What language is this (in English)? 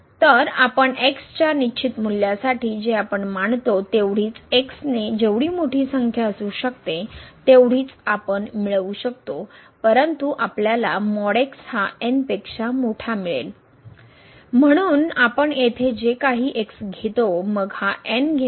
Marathi